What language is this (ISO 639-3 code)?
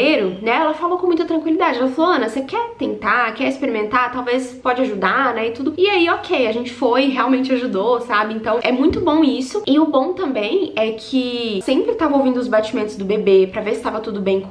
por